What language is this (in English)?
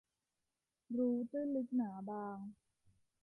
Thai